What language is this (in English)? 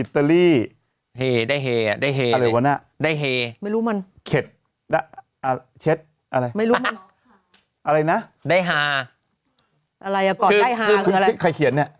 Thai